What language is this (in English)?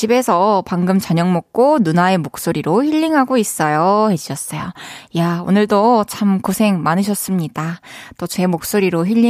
Korean